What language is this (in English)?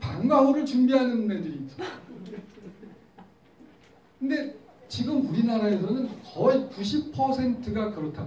Korean